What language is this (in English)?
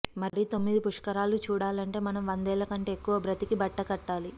Telugu